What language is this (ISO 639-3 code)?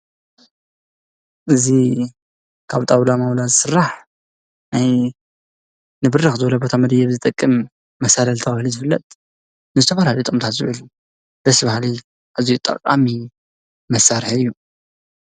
tir